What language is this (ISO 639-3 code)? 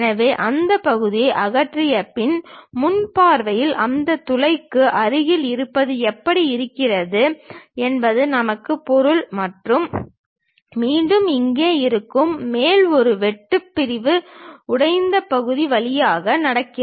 tam